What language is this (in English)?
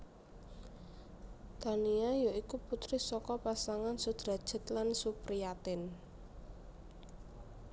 Javanese